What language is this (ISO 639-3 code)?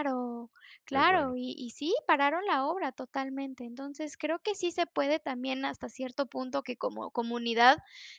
spa